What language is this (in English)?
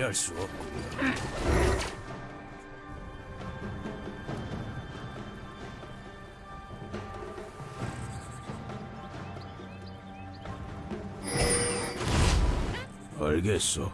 Korean